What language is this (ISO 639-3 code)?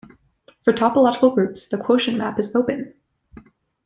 eng